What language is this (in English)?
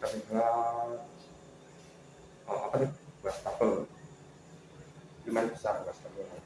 Indonesian